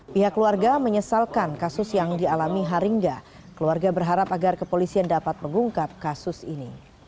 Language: Indonesian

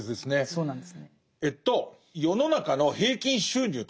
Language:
Japanese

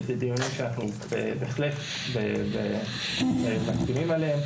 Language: Hebrew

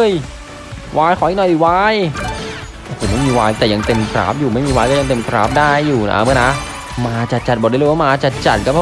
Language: Thai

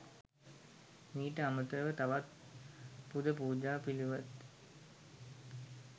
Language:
Sinhala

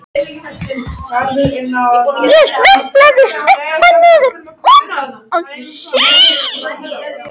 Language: Icelandic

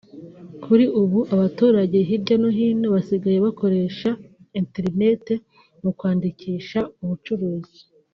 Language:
Kinyarwanda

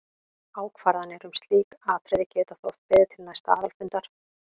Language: Icelandic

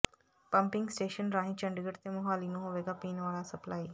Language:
Punjabi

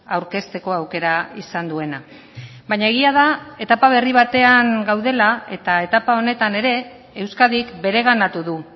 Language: Basque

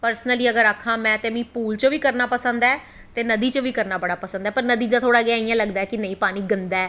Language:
Dogri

